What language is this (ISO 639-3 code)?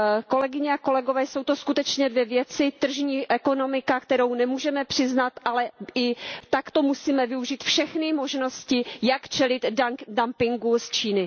ces